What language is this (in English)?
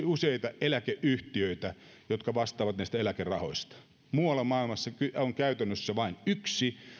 Finnish